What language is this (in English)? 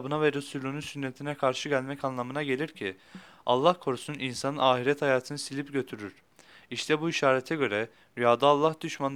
Turkish